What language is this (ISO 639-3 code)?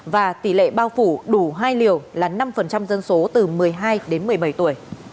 vie